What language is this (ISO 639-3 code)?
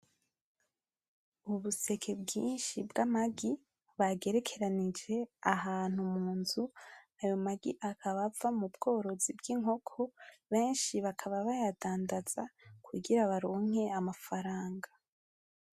run